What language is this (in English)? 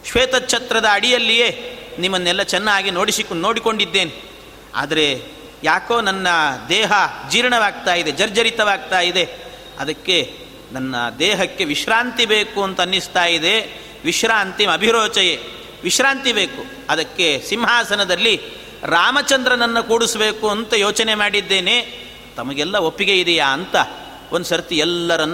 Kannada